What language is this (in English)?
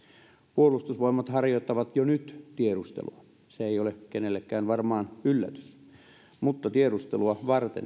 Finnish